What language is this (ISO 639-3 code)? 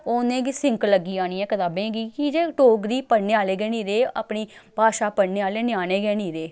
doi